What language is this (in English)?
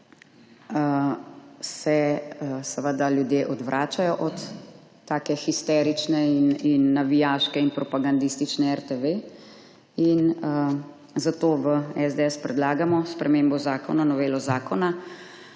Slovenian